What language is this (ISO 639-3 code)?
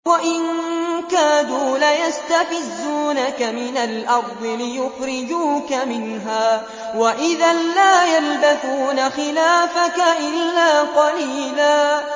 ara